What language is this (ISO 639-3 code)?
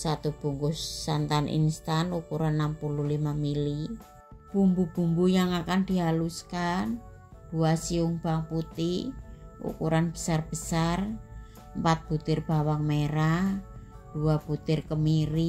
ind